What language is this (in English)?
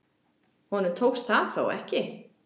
Icelandic